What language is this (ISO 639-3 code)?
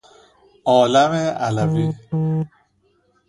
fas